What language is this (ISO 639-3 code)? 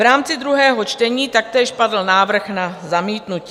ces